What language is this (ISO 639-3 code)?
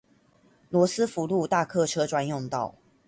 zho